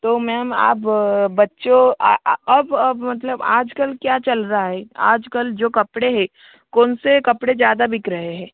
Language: Hindi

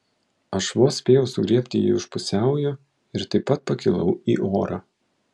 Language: Lithuanian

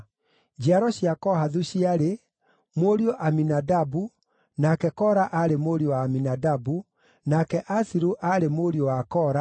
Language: Kikuyu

